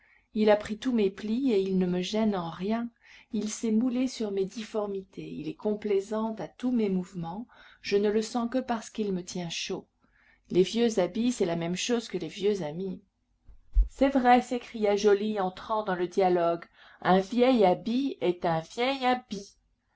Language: French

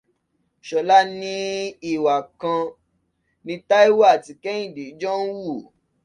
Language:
Yoruba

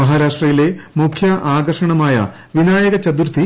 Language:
Malayalam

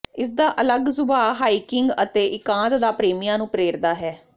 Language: Punjabi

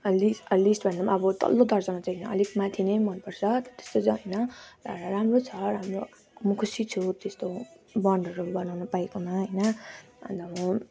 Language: Nepali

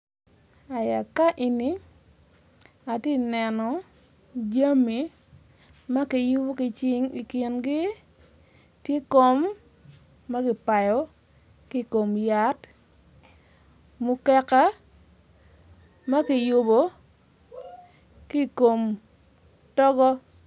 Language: Acoli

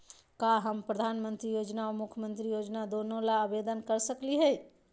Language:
Magahi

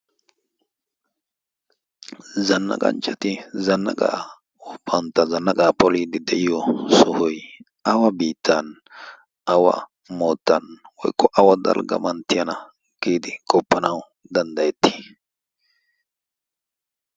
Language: Wolaytta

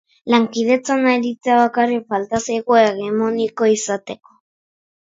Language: Basque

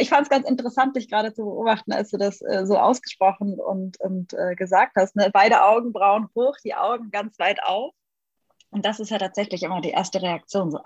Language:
German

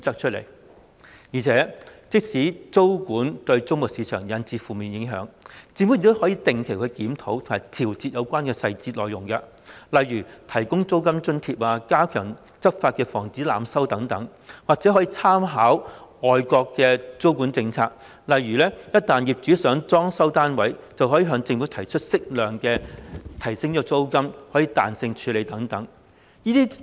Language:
Cantonese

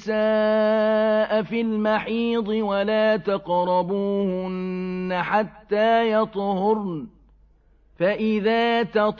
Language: Arabic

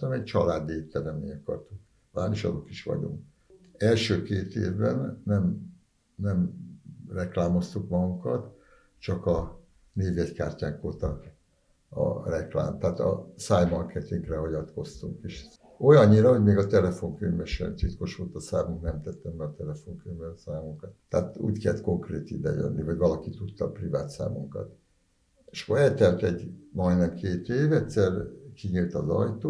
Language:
Hungarian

